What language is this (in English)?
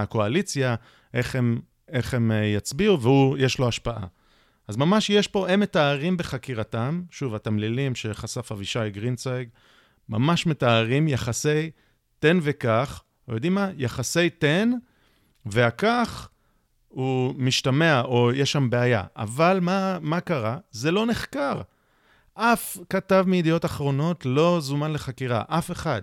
Hebrew